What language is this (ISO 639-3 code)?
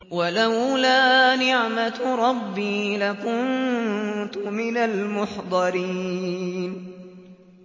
ara